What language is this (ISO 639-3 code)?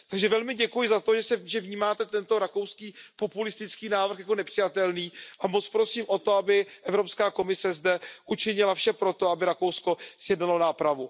ces